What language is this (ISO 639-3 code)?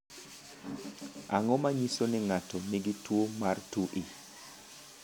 luo